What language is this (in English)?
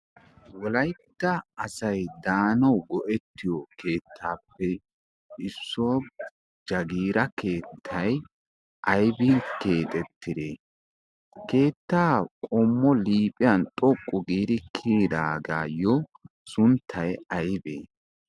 Wolaytta